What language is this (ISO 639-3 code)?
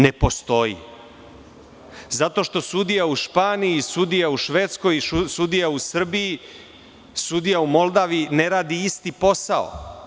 srp